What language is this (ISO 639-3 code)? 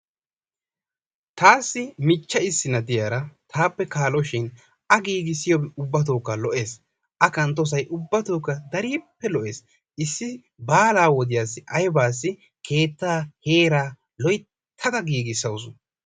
wal